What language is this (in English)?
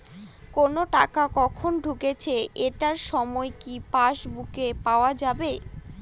Bangla